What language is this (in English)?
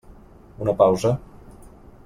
Catalan